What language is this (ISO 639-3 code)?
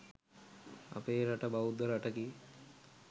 sin